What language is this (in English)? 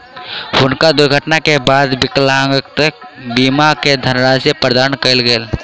Maithili